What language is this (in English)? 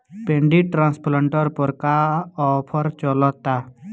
Bhojpuri